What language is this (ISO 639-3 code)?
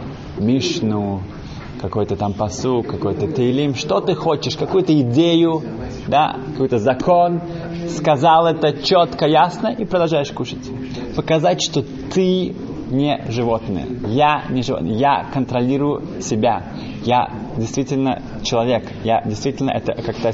rus